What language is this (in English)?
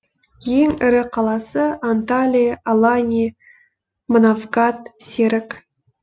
Kazakh